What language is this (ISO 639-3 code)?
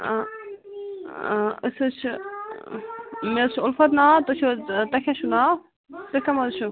kas